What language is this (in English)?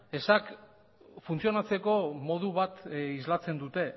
Basque